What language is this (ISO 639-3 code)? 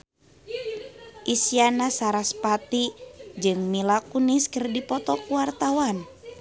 sun